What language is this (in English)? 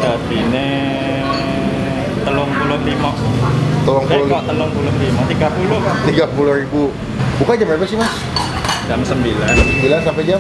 Indonesian